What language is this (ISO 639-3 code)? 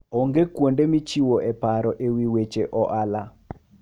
luo